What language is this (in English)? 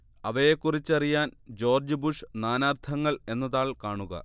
Malayalam